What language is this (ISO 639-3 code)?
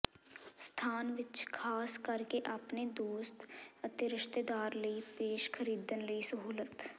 pan